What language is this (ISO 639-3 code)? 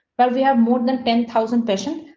eng